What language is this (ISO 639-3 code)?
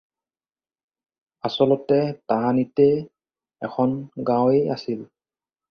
asm